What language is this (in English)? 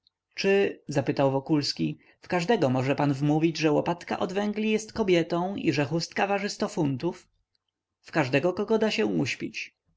Polish